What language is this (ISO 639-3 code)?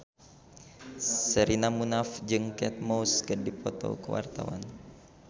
sun